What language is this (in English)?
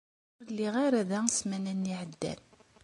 Kabyle